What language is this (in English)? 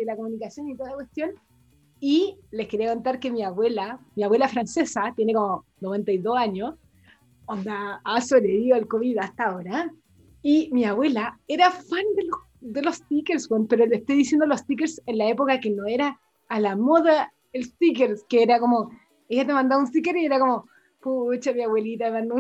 Spanish